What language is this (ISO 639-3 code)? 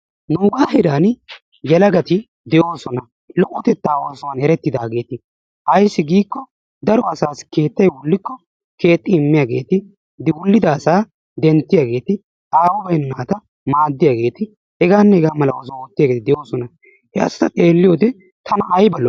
wal